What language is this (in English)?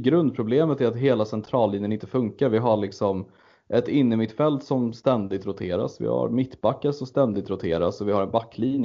Swedish